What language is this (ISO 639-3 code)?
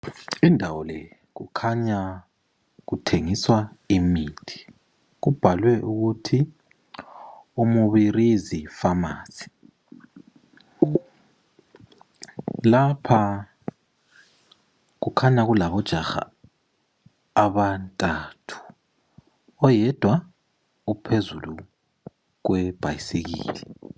nde